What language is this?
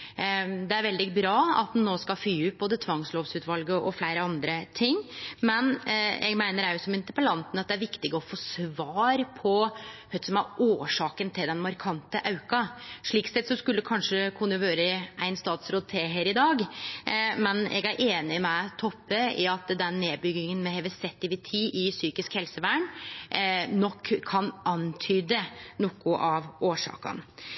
Norwegian Nynorsk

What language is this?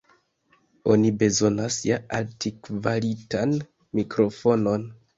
Esperanto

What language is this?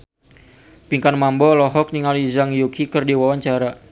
Sundanese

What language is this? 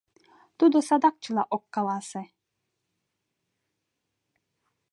Mari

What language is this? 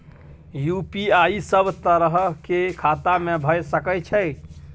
Maithili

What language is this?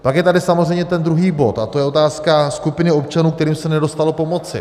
Czech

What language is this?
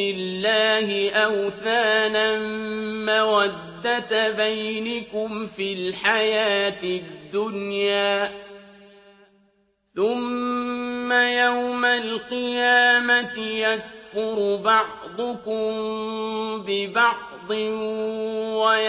Arabic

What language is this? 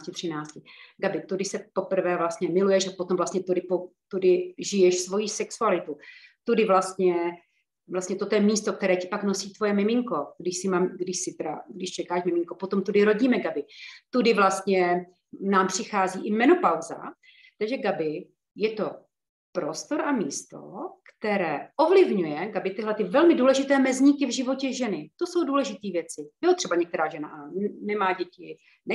Czech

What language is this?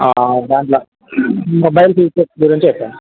Telugu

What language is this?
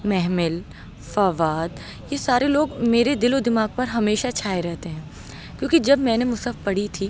Urdu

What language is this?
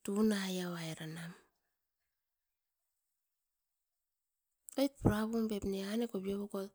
Askopan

